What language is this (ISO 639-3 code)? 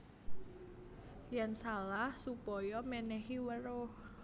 jav